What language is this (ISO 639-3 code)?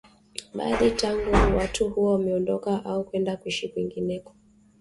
swa